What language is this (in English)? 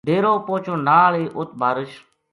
Gujari